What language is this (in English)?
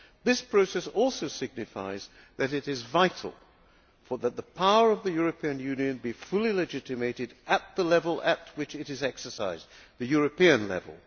English